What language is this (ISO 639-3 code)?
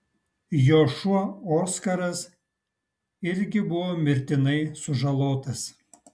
lit